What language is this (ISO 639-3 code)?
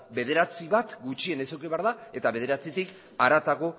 eus